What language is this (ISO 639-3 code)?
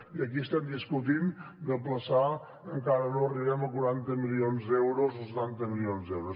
cat